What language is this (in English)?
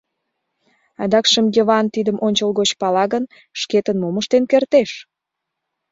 Mari